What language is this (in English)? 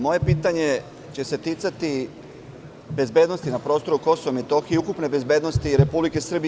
Serbian